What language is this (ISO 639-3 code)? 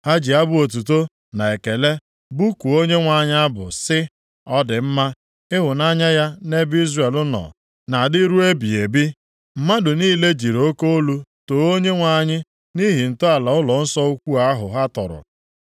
ibo